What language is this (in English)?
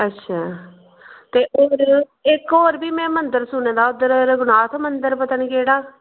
Dogri